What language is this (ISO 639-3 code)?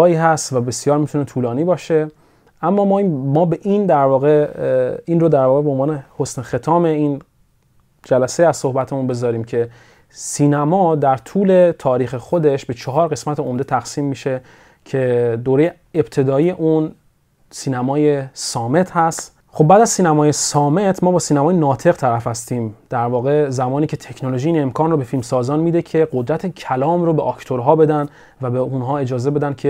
fas